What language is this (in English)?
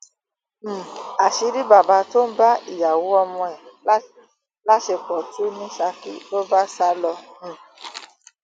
Yoruba